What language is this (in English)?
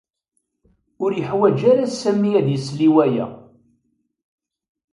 Kabyle